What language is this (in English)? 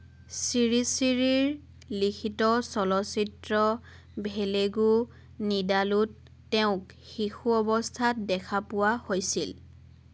Assamese